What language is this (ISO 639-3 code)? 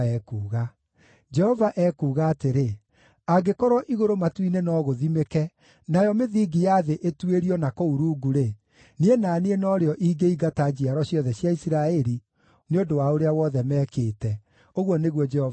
kik